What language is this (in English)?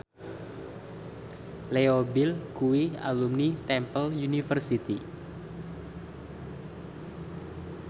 Javanese